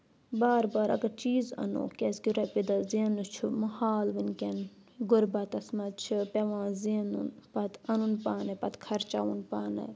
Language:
Kashmiri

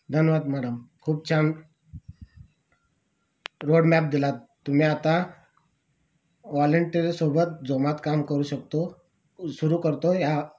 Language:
Marathi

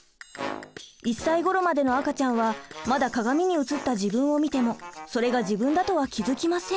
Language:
Japanese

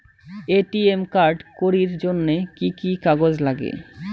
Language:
Bangla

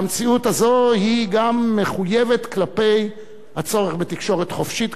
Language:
Hebrew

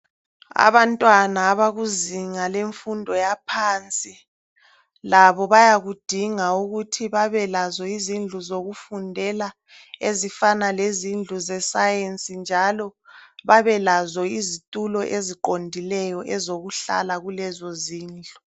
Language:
North Ndebele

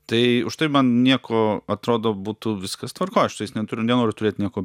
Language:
Lithuanian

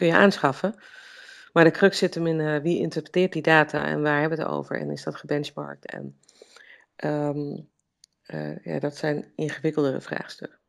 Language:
Dutch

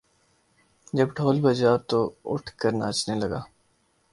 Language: Urdu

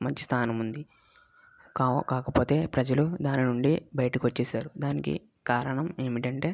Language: Telugu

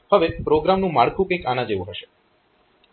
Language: Gujarati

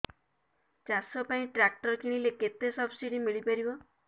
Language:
Odia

